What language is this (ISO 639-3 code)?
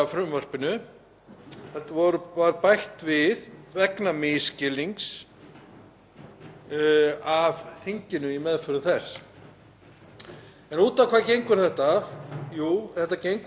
isl